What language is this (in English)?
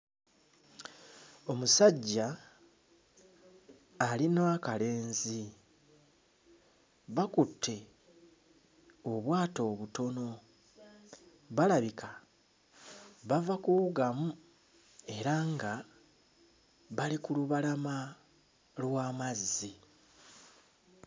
Ganda